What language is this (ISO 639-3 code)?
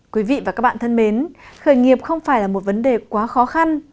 vie